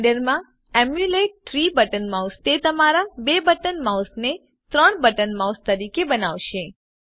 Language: Gujarati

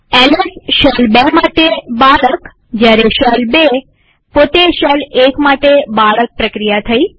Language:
Gujarati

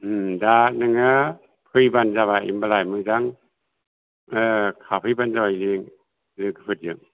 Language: Bodo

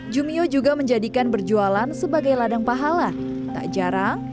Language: Indonesian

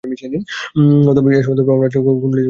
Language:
Bangla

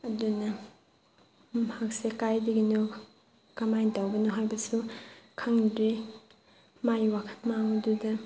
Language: Manipuri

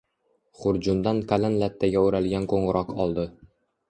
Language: Uzbek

